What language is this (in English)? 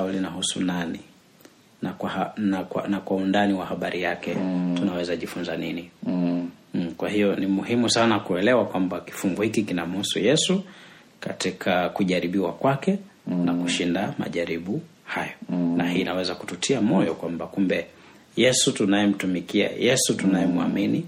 Swahili